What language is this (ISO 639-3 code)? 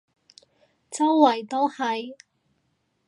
yue